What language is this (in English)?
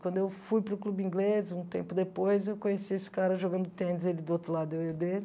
Portuguese